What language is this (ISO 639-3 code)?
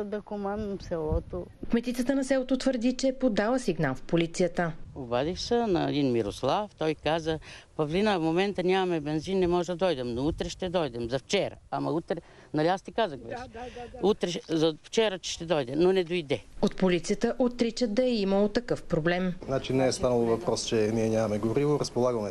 bul